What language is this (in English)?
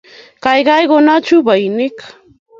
Kalenjin